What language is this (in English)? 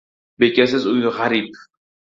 Uzbek